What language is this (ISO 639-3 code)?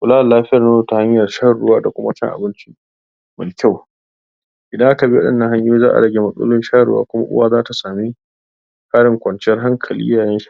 hau